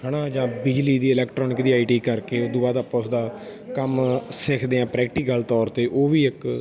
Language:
Punjabi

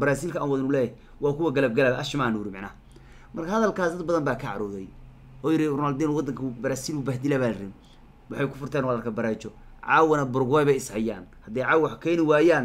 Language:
Arabic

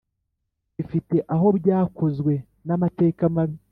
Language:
Kinyarwanda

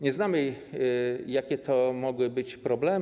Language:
Polish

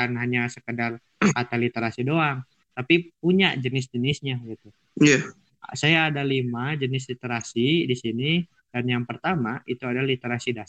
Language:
Indonesian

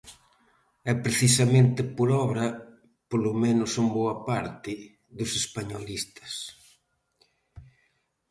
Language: Galician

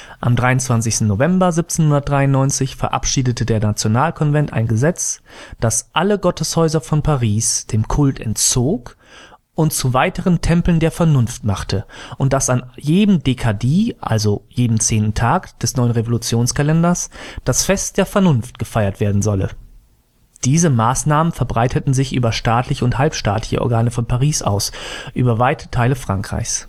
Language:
German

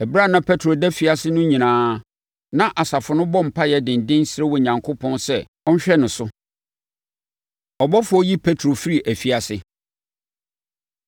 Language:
Akan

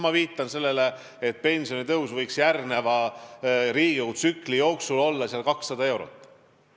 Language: Estonian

